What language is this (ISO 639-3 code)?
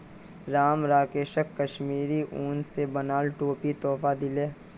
mag